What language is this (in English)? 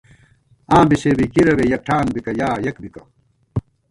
Gawar-Bati